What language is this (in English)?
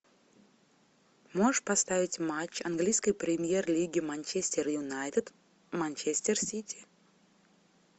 Russian